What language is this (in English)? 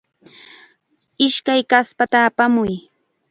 Chiquián Ancash Quechua